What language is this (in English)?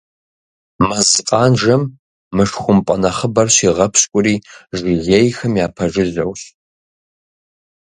Kabardian